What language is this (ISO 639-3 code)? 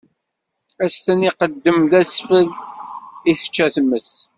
kab